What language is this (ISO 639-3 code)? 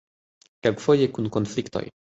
epo